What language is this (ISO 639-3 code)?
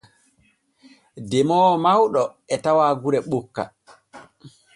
fue